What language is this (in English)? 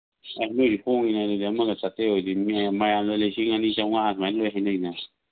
Manipuri